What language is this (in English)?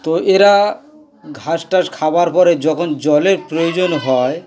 Bangla